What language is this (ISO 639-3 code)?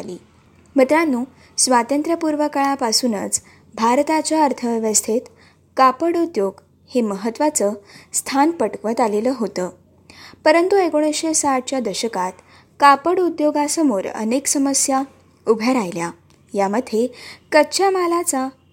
mar